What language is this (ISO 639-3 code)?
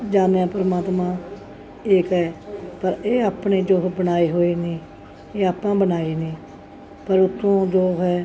pan